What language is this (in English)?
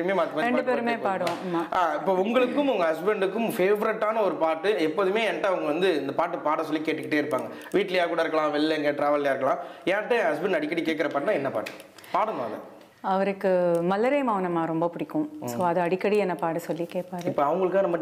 Tamil